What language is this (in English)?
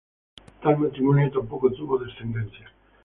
Spanish